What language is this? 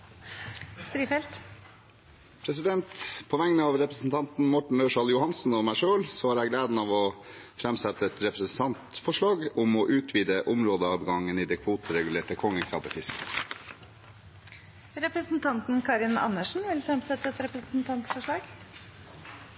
Norwegian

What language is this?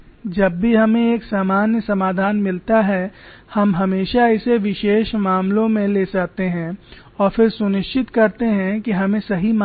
Hindi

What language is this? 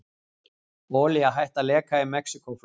Icelandic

